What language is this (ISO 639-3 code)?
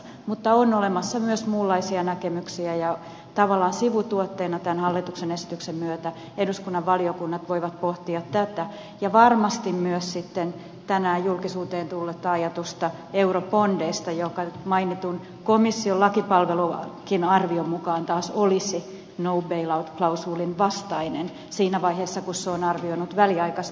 fin